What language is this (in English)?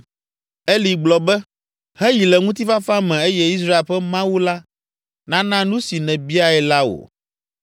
Ewe